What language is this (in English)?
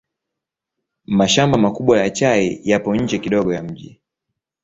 Swahili